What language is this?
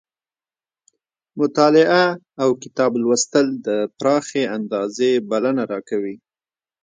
Pashto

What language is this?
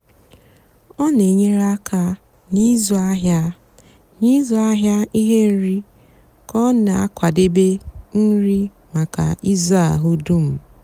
Igbo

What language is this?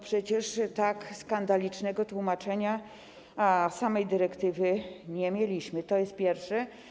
Polish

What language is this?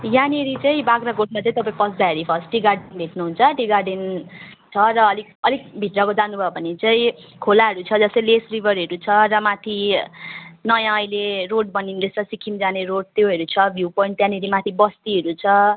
Nepali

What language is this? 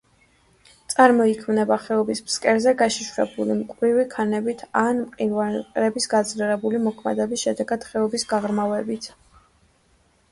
Georgian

